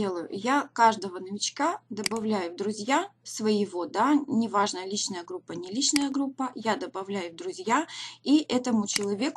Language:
Russian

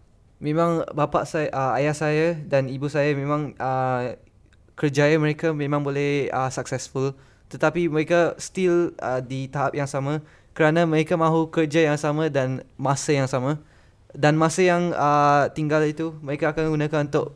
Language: Malay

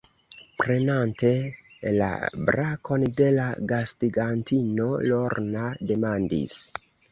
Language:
Esperanto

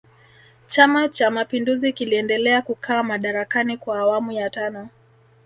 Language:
Swahili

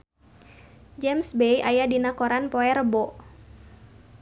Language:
Sundanese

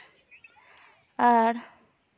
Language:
Santali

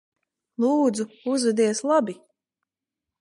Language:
Latvian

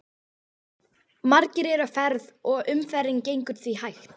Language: Icelandic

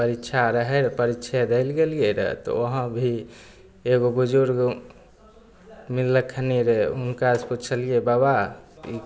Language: Maithili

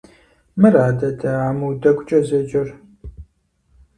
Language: Kabardian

